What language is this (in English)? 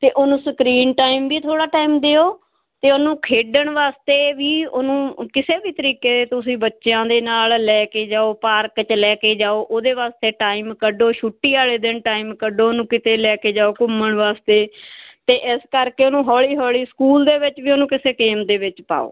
Punjabi